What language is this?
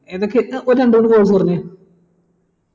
Malayalam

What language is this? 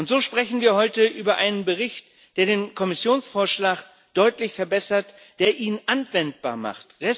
German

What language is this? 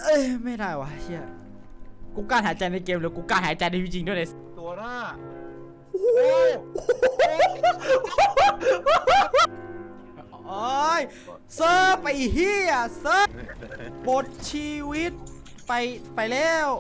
Thai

